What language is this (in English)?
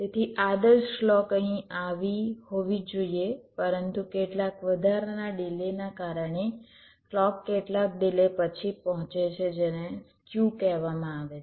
Gujarati